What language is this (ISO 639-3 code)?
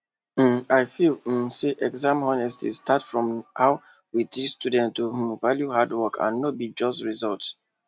pcm